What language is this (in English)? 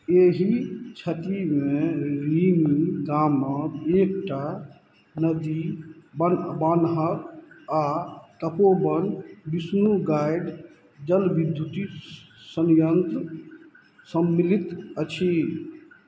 Maithili